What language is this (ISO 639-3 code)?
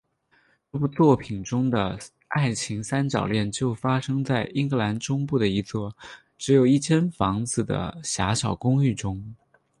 zho